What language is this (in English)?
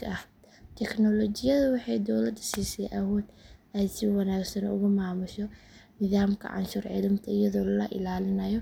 Somali